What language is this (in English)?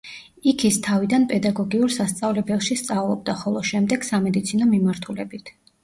Georgian